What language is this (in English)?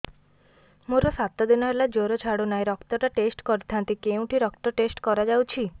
Odia